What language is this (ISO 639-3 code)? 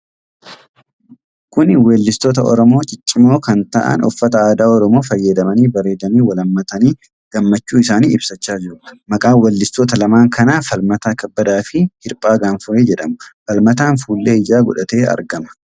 orm